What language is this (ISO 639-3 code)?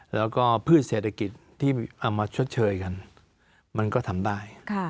tha